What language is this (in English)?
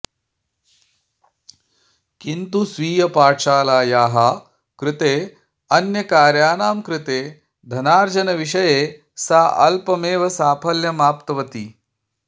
Sanskrit